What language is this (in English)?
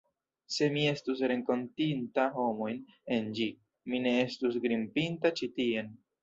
Esperanto